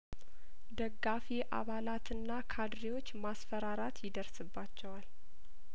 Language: Amharic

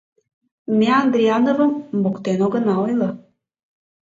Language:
Mari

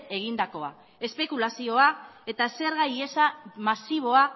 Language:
Basque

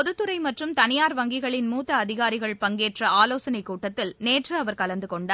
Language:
Tamil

